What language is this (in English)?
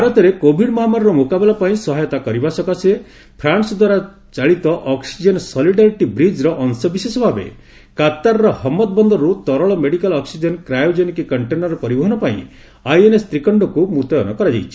Odia